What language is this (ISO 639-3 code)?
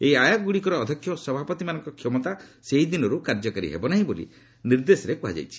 ori